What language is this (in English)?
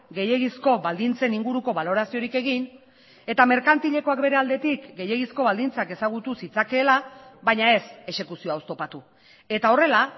Basque